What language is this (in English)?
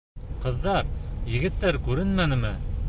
Bashkir